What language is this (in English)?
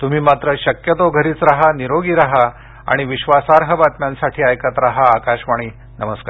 Marathi